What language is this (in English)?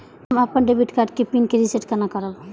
Maithili